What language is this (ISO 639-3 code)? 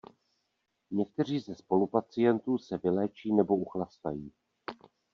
ces